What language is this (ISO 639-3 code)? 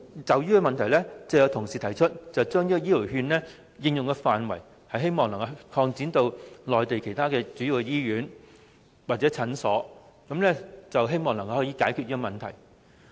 yue